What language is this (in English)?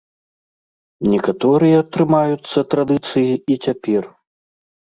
Belarusian